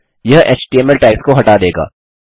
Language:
Hindi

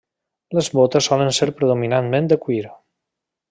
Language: Catalan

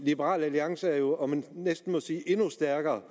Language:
Danish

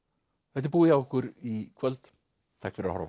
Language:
Icelandic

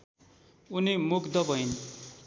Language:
Nepali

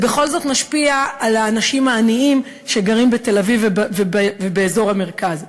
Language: Hebrew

